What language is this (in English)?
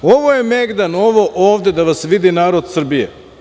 Serbian